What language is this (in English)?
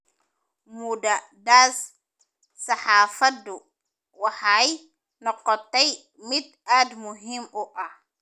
Somali